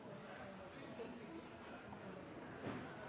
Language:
Norwegian Nynorsk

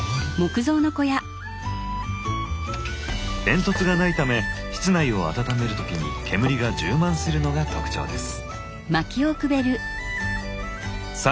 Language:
Japanese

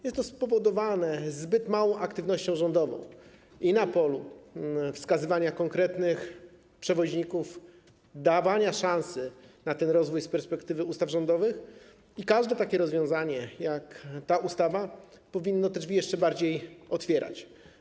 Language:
Polish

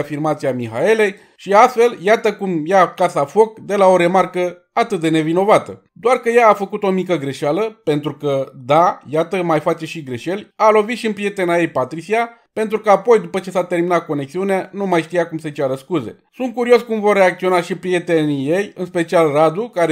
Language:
Romanian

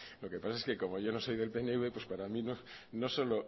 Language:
Spanish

